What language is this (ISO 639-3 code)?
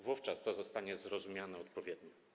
pol